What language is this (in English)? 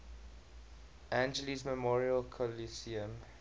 English